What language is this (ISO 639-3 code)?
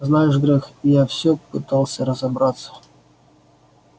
rus